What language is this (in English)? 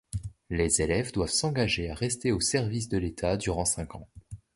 French